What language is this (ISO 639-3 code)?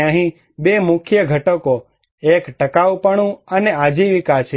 guj